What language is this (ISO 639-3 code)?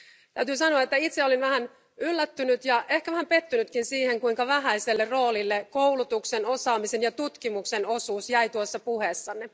fin